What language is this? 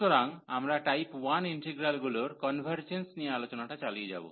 Bangla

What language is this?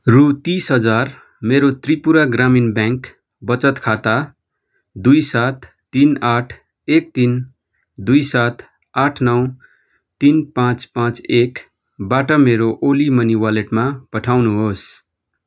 Nepali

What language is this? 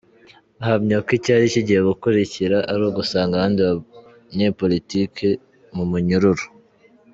Kinyarwanda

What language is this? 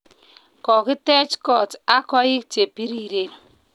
Kalenjin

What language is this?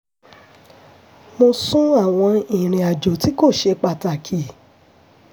Yoruba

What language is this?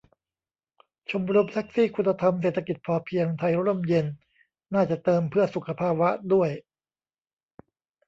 Thai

